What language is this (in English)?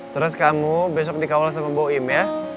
Indonesian